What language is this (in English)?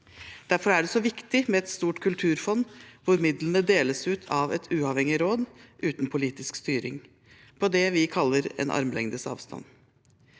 Norwegian